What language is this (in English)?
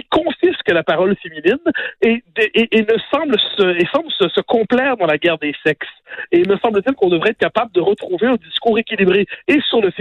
French